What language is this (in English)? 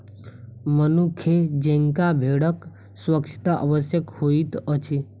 Maithili